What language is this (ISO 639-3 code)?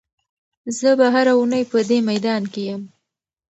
pus